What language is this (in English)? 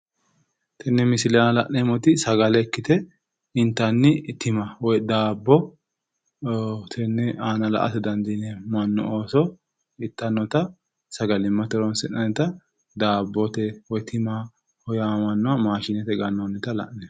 Sidamo